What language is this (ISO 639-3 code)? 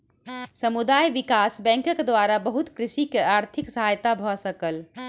mai